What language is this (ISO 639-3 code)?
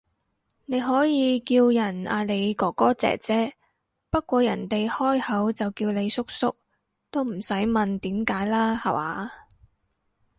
yue